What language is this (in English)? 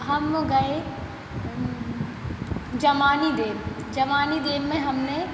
Hindi